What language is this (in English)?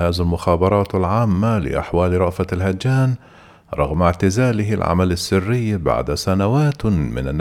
Arabic